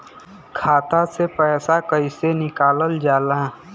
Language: Bhojpuri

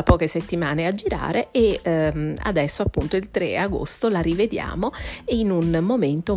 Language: Italian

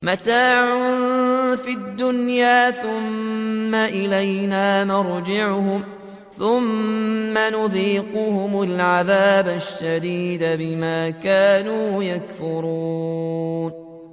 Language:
Arabic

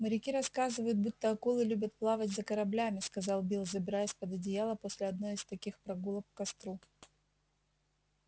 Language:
Russian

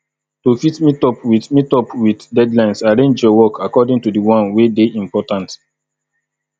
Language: Nigerian Pidgin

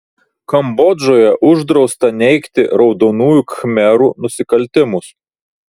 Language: Lithuanian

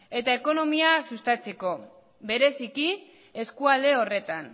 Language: Basque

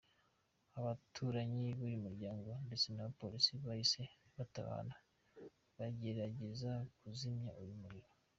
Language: Kinyarwanda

